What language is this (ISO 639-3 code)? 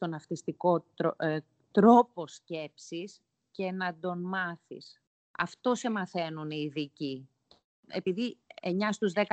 ell